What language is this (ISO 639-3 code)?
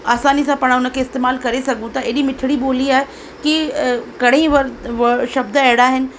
snd